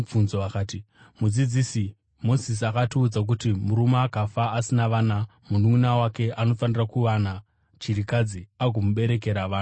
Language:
Shona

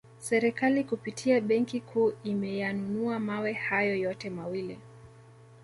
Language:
Swahili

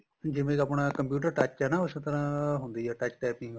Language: Punjabi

